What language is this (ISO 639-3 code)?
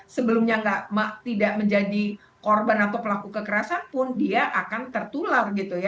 ind